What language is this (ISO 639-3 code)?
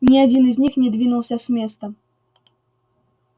rus